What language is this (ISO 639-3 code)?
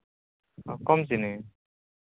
sat